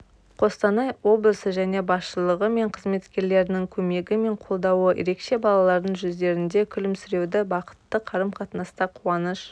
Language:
Kazakh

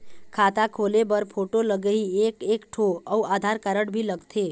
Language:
Chhattisgarhi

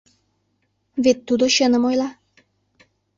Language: Mari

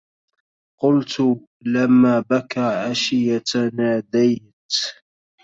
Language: Arabic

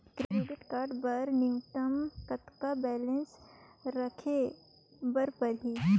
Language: Chhattisgarhi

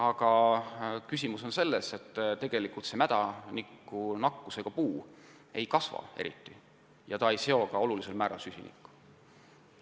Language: Estonian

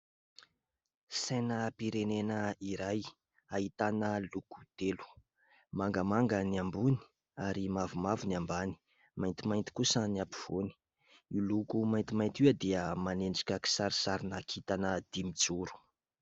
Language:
Malagasy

